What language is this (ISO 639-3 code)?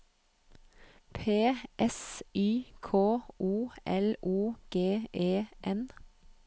nor